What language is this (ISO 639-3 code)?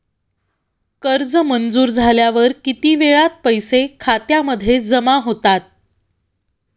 mar